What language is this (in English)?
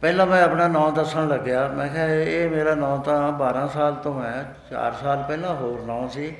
Punjabi